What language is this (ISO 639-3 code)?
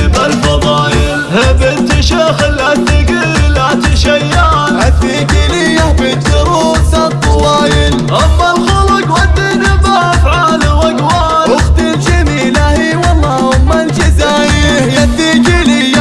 ara